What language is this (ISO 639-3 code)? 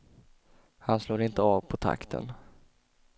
swe